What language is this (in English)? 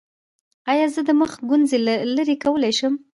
Pashto